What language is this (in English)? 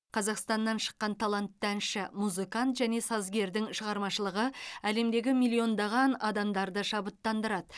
Kazakh